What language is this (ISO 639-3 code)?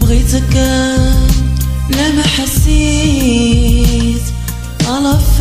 ara